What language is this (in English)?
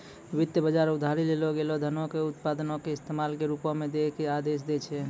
Maithili